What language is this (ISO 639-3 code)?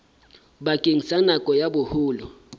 sot